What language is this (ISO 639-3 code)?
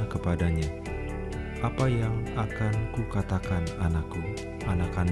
ind